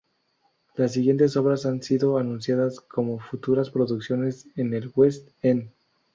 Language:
Spanish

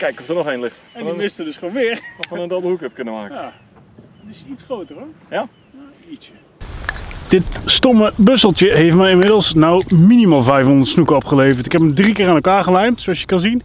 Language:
Dutch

